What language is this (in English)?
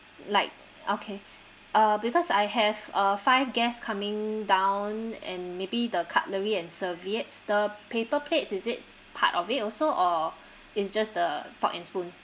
English